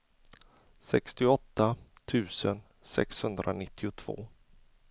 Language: Swedish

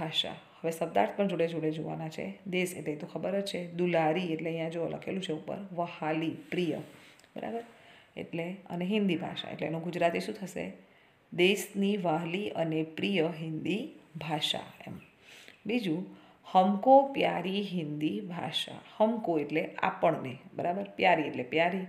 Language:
Hindi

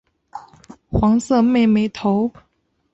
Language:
Chinese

